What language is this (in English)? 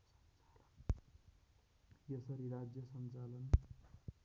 Nepali